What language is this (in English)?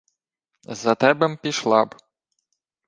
Ukrainian